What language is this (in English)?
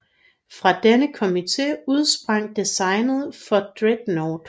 Danish